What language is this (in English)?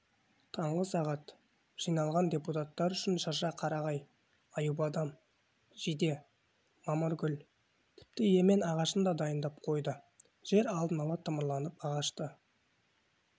Kazakh